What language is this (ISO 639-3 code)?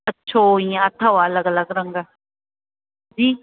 snd